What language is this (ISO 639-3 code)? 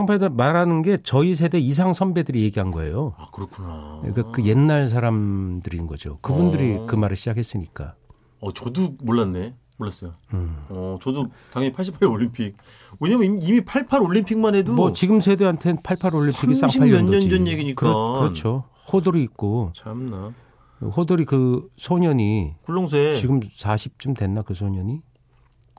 kor